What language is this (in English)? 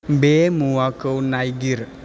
Bodo